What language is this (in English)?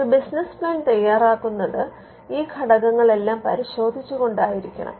Malayalam